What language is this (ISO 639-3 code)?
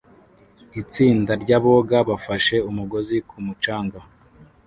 kin